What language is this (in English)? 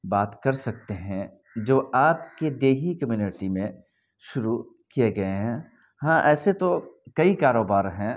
Urdu